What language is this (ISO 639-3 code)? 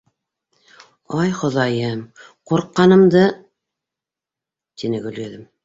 bak